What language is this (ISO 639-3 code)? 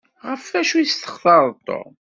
kab